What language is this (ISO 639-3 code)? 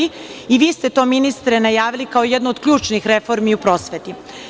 srp